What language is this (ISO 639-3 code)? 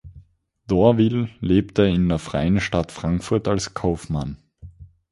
deu